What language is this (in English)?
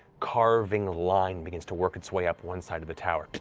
English